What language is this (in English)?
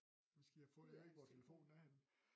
Danish